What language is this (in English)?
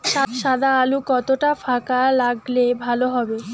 Bangla